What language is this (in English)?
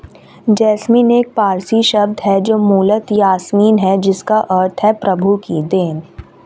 Hindi